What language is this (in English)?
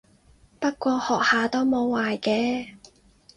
Cantonese